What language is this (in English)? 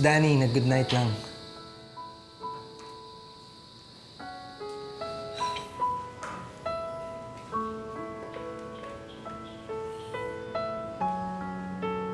Filipino